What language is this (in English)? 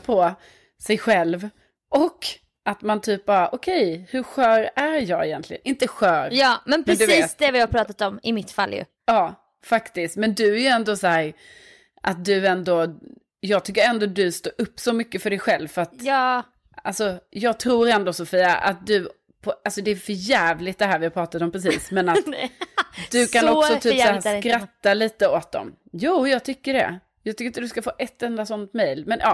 Swedish